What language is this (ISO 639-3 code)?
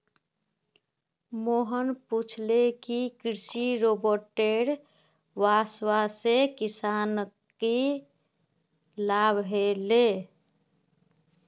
mag